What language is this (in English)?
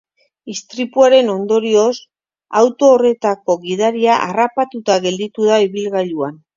Basque